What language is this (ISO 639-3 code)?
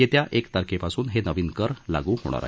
mar